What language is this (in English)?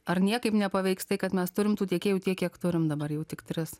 Lithuanian